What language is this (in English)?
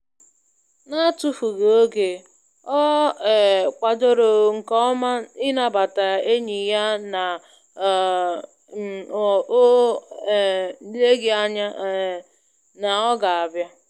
Igbo